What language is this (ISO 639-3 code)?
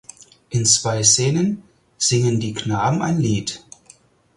deu